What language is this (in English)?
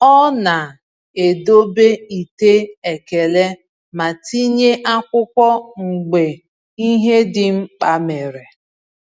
Igbo